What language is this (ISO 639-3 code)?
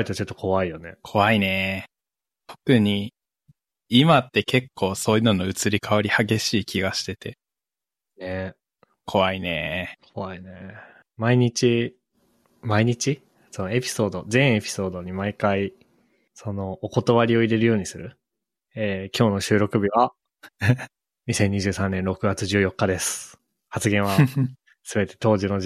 jpn